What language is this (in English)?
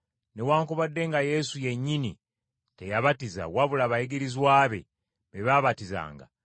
Ganda